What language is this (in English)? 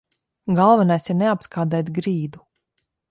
Latvian